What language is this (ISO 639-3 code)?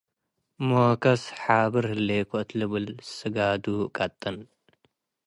tig